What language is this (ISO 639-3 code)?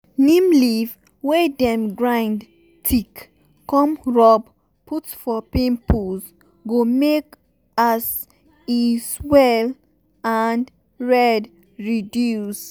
pcm